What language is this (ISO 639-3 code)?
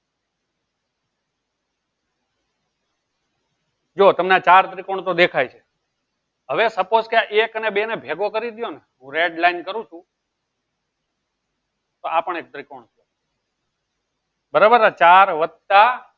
guj